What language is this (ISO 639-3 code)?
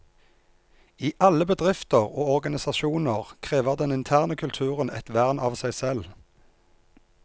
nor